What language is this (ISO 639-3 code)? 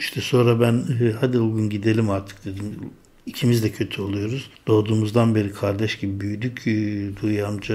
tur